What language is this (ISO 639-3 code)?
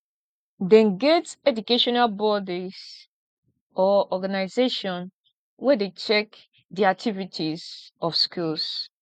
pcm